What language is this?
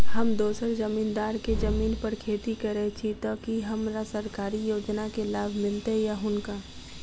Maithili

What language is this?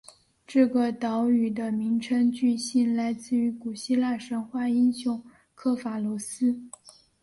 Chinese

